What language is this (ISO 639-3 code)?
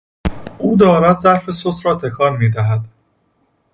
fas